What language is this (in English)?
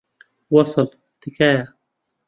Central Kurdish